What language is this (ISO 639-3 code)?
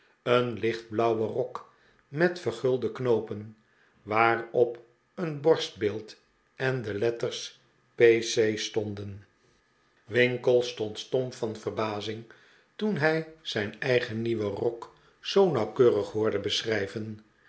nld